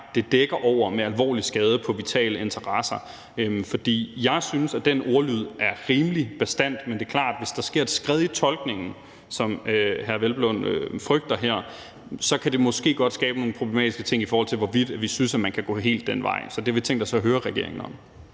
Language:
Danish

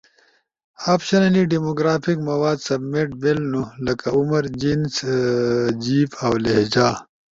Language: Ushojo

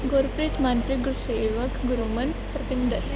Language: Punjabi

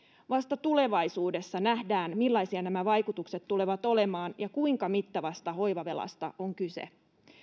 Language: Finnish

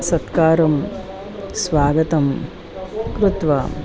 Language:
Sanskrit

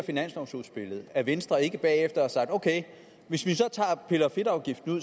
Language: Danish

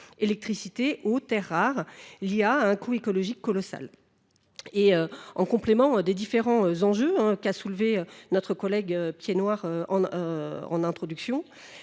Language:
French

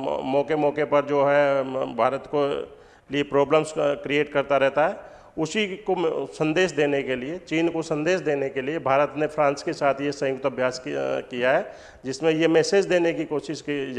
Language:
Hindi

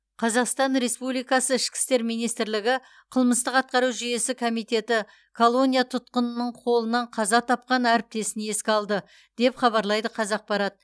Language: Kazakh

